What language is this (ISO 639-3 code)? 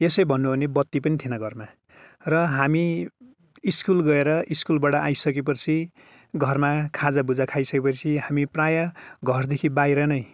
nep